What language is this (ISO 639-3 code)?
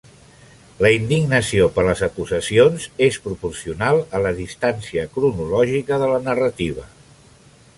cat